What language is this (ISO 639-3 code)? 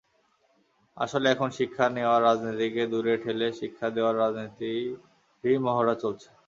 ben